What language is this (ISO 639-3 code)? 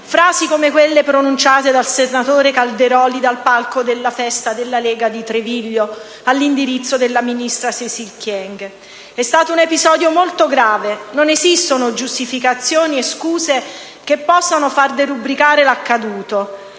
ita